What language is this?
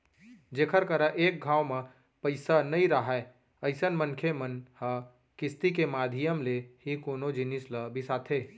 Chhattisgarhi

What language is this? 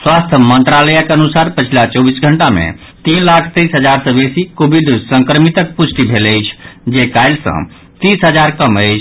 Maithili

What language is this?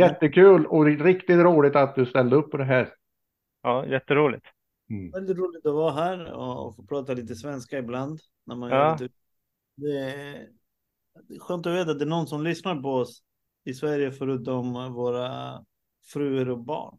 Swedish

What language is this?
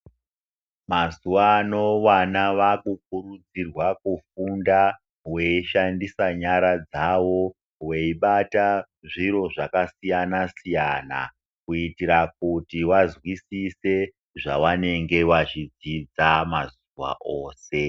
Ndau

